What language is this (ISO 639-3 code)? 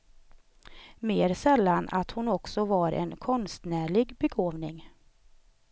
swe